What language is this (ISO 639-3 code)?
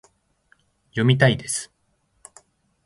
jpn